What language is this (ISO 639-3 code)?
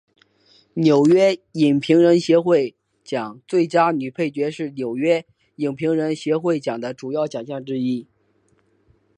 zho